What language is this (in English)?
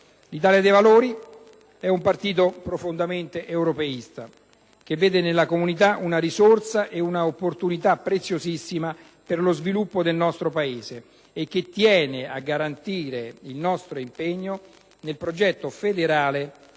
Italian